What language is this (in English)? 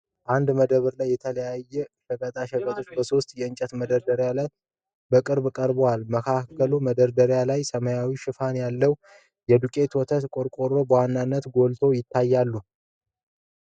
Amharic